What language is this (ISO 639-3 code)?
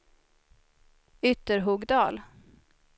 swe